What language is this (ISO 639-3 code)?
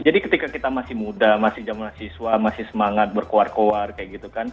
ind